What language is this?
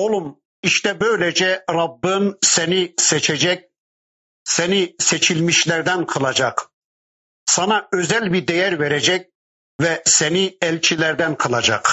Turkish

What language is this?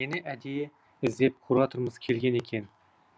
Kazakh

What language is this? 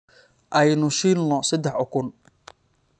Somali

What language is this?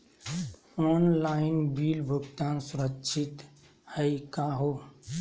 Magahi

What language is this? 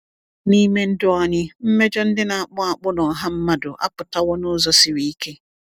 Igbo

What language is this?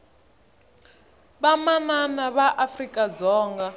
Tsonga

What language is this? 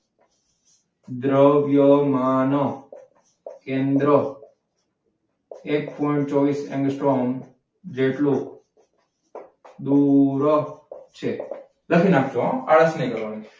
Gujarati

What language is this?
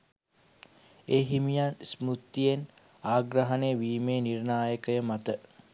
Sinhala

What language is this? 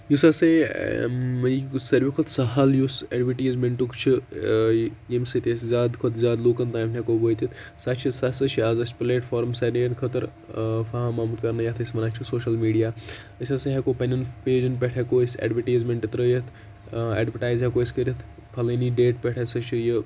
Kashmiri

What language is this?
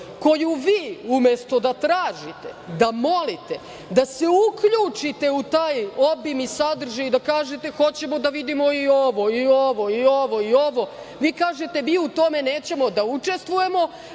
Serbian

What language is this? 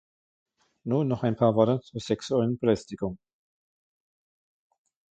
German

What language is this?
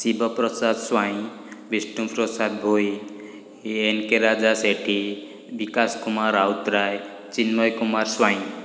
Odia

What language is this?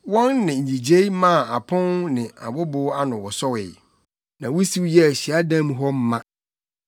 Akan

